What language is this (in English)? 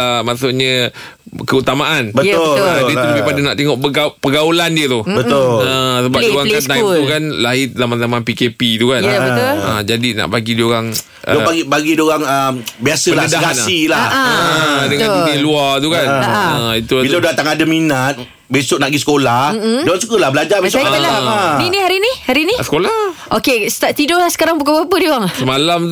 Malay